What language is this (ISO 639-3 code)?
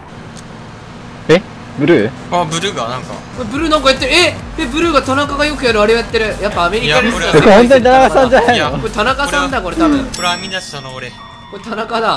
jpn